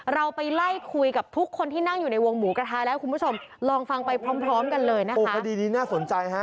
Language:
Thai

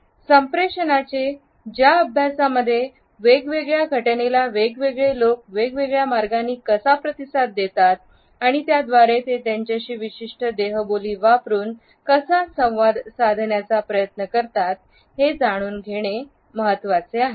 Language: Marathi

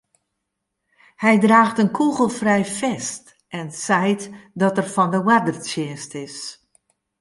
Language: Western Frisian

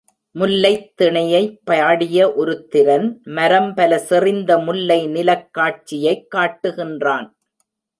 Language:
Tamil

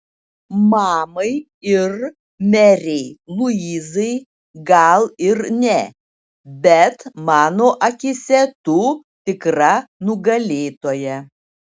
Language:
Lithuanian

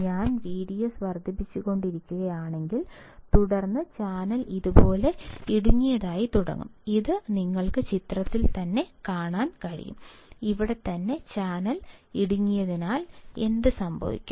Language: Malayalam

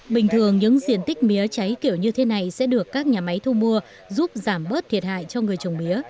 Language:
Vietnamese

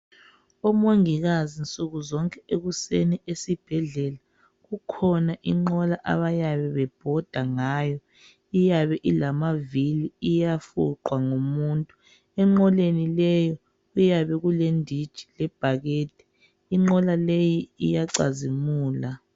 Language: North Ndebele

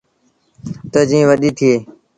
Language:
Sindhi Bhil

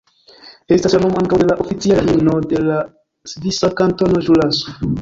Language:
Esperanto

